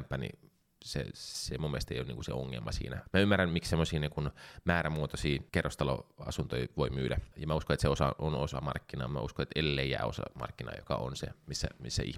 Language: Finnish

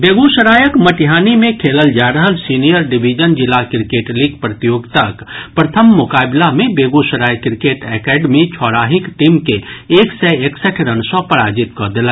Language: Maithili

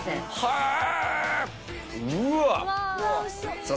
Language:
Japanese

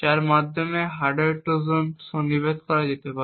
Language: Bangla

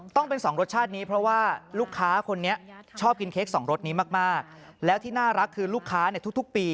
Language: Thai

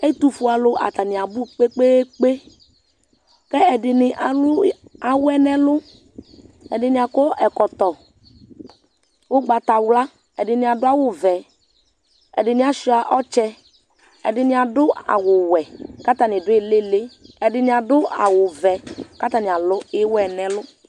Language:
Ikposo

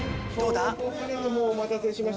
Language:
Japanese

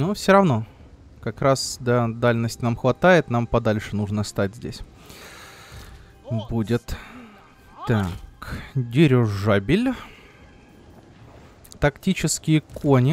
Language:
Russian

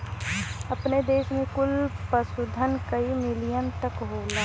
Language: Bhojpuri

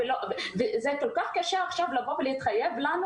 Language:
Hebrew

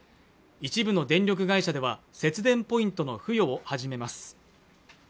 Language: Japanese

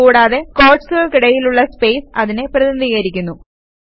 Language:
Malayalam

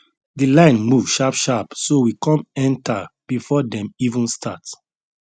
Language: Nigerian Pidgin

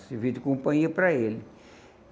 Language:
Portuguese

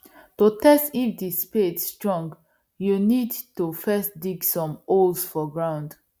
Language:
Nigerian Pidgin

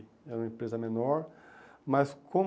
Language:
Portuguese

